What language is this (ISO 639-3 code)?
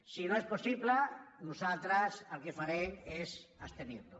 cat